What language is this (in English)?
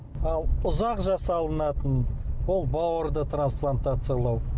Kazakh